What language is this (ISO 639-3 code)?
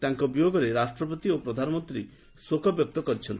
ori